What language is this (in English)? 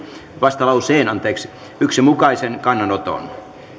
Finnish